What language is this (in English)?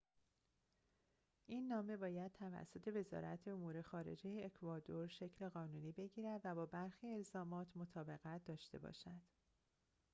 Persian